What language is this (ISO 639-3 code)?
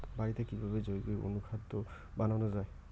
ben